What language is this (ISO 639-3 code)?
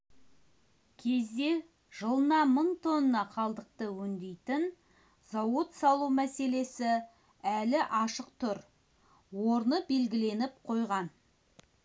kaz